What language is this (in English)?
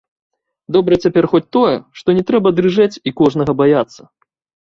Belarusian